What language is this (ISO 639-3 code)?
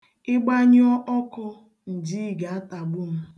ibo